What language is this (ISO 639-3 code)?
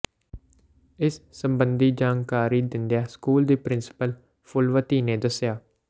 pan